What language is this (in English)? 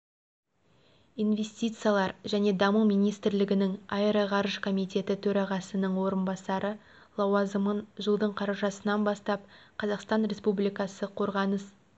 Kazakh